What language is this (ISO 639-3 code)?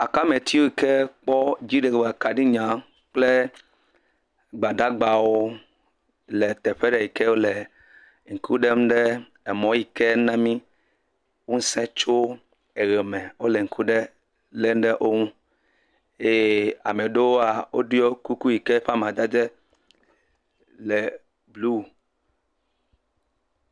ewe